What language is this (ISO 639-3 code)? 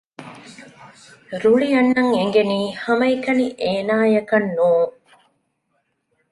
div